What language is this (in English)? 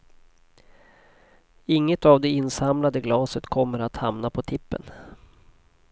Swedish